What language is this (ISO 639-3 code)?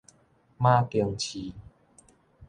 nan